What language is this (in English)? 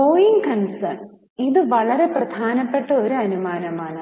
Malayalam